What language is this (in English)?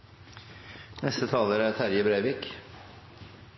Norwegian Bokmål